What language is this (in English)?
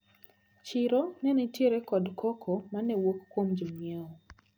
Luo (Kenya and Tanzania)